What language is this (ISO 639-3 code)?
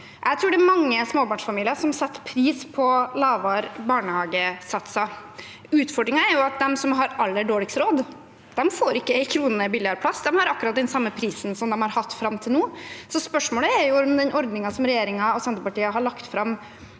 nor